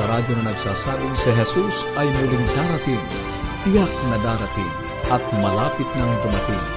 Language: Filipino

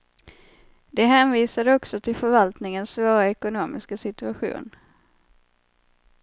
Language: Swedish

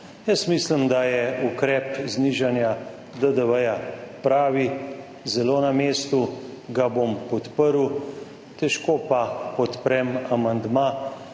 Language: Slovenian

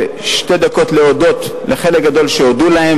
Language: Hebrew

